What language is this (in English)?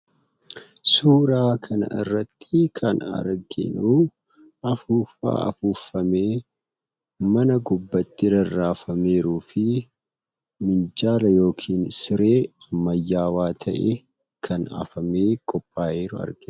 Oromo